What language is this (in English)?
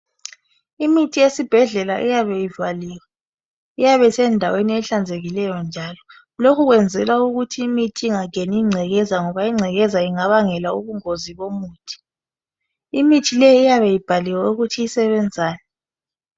North Ndebele